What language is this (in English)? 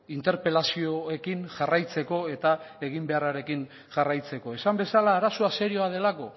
Basque